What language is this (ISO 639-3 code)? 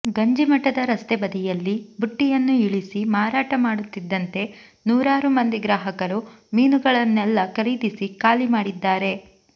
kan